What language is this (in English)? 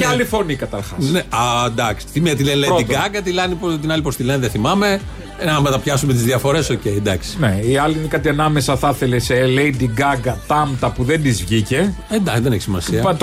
Greek